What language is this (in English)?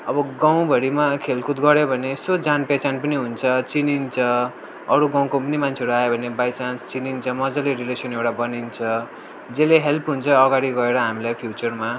Nepali